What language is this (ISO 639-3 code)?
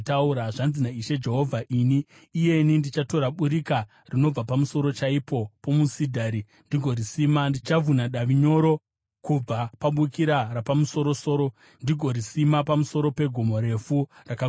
sna